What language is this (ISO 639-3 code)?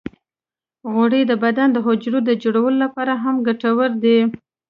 pus